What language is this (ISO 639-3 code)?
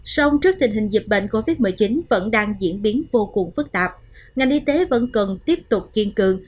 vie